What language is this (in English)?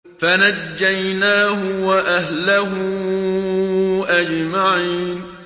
Arabic